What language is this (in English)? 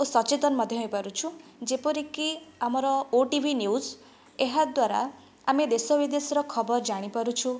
Odia